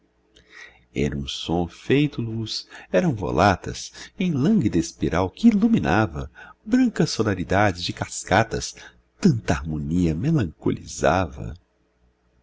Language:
Portuguese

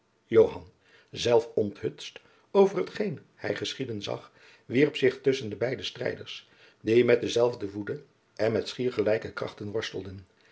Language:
Dutch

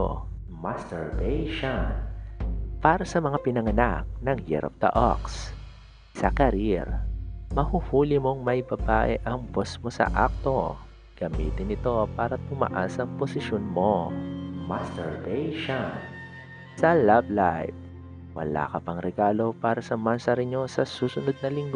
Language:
Filipino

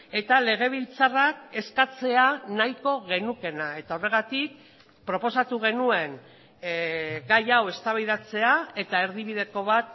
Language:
Basque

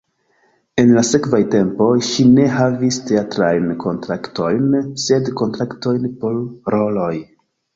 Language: Esperanto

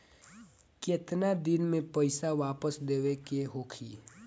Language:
Bhojpuri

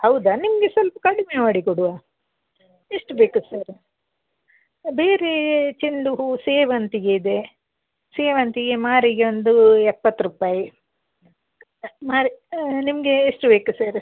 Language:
Kannada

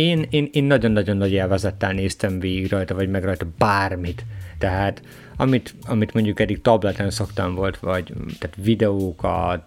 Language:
Hungarian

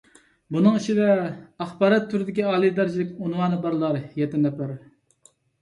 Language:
Uyghur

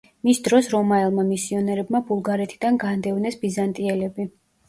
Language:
Georgian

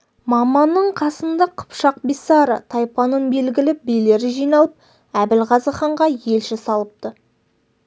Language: Kazakh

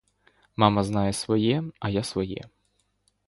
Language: Ukrainian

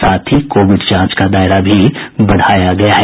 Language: Hindi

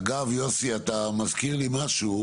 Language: Hebrew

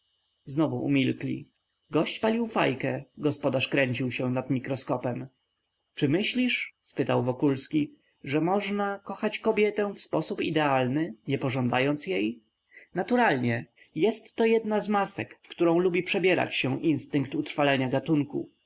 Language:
Polish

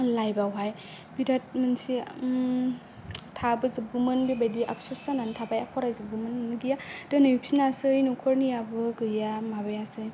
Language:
Bodo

